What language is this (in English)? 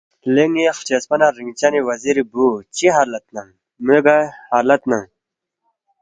Balti